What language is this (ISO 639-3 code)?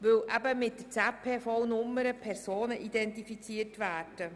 gsw